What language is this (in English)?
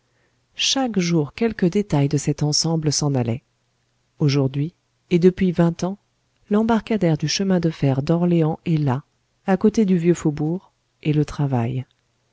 French